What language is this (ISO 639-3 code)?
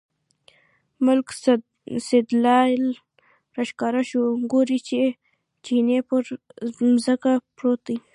pus